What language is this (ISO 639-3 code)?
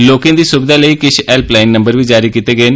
doi